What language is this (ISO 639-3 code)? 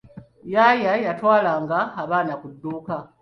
lug